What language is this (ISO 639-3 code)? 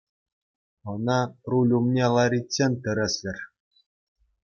chv